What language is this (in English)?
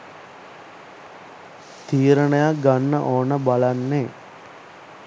Sinhala